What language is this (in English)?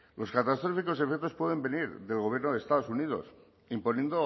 Spanish